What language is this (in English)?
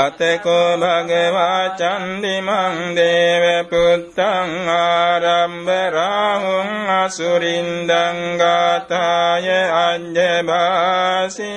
Vietnamese